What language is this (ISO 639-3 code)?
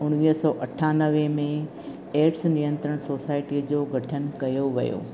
snd